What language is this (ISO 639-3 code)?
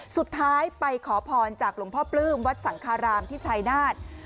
tha